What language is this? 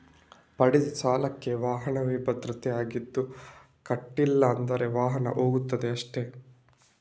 Kannada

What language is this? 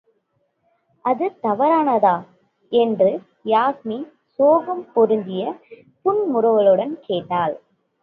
Tamil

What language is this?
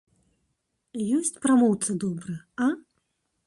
Belarusian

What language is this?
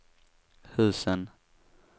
Swedish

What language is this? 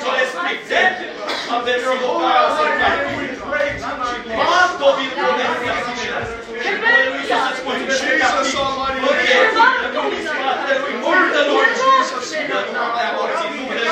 Romanian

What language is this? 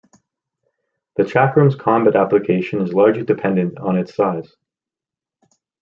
English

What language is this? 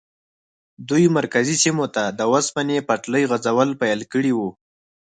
Pashto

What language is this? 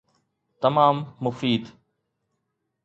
Sindhi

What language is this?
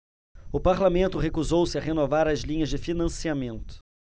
Portuguese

